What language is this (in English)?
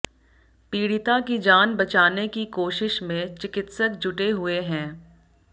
Hindi